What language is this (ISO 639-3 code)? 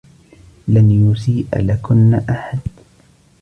ara